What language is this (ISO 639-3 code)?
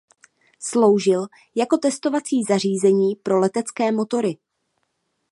ces